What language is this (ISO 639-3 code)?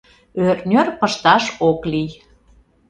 chm